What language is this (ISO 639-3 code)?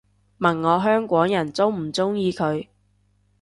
yue